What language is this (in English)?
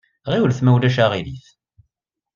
Kabyle